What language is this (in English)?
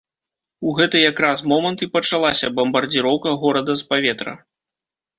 Belarusian